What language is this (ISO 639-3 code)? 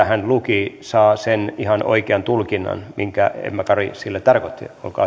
fin